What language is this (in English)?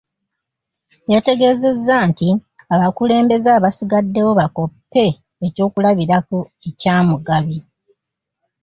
Ganda